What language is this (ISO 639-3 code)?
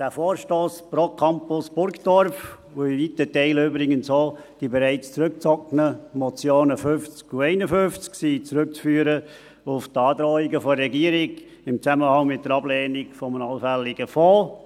gsw